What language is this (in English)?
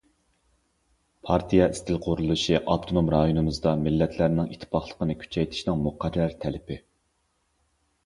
Uyghur